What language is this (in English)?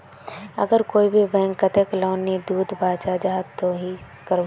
Magahi